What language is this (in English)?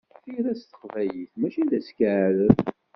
Kabyle